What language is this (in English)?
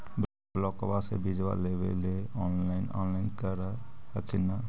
Magahi